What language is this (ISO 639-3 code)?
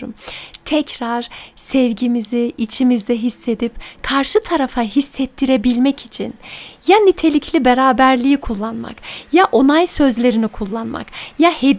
tur